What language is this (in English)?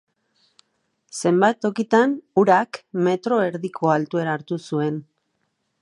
Basque